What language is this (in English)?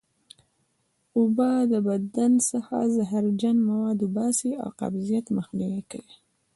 Pashto